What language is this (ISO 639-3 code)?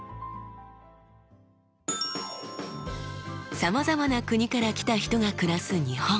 jpn